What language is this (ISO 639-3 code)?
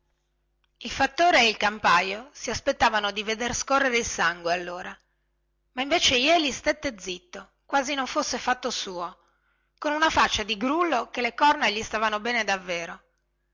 ita